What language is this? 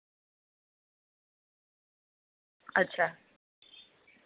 Dogri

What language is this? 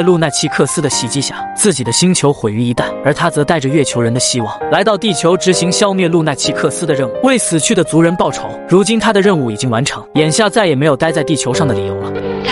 Chinese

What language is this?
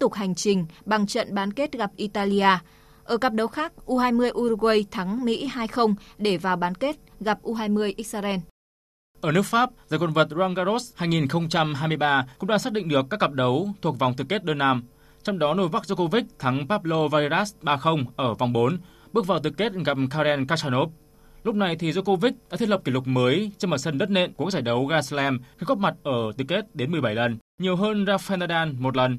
Vietnamese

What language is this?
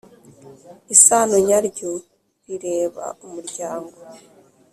Kinyarwanda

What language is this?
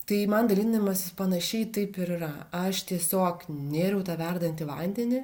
Lithuanian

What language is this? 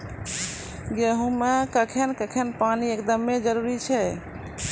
Maithili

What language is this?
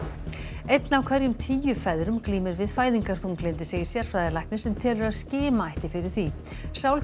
Icelandic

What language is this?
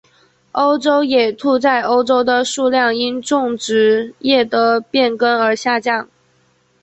Chinese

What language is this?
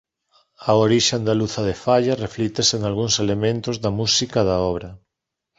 Galician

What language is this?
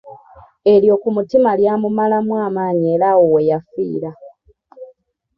Ganda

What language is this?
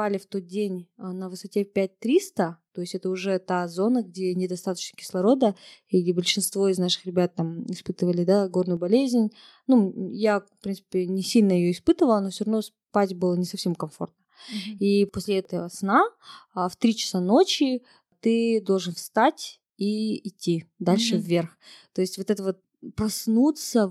Russian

